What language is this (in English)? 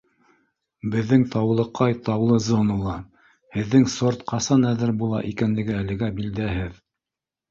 Bashkir